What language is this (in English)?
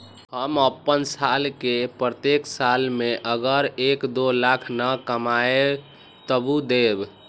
Magahi